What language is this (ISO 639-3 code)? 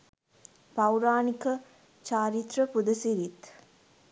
sin